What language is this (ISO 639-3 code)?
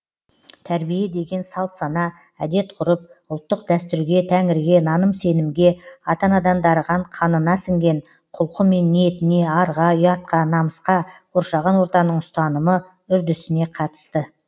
kaz